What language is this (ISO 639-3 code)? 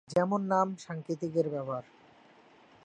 ben